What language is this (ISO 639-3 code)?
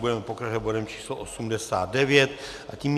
ces